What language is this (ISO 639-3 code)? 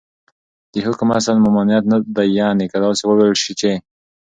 pus